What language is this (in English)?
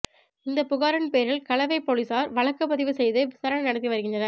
Tamil